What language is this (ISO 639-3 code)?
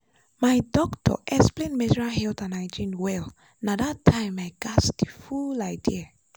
pcm